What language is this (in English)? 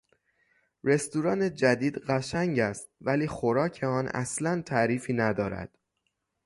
Persian